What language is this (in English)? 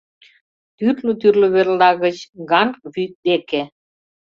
Mari